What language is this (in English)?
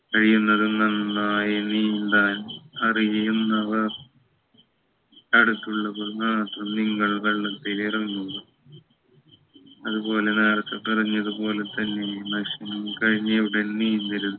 Malayalam